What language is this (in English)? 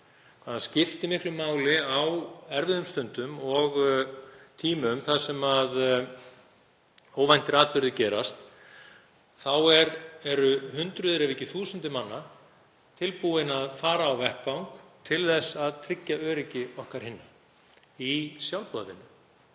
Icelandic